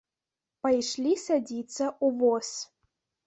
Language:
Belarusian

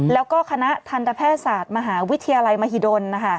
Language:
Thai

